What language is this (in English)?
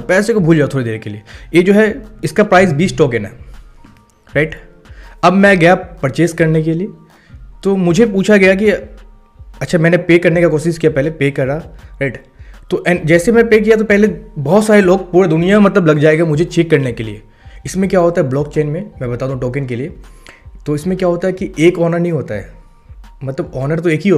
Hindi